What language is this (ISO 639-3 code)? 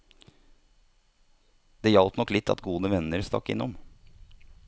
nor